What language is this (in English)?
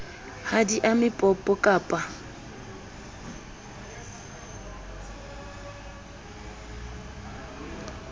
Southern Sotho